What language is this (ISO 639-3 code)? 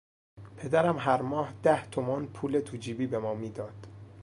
fas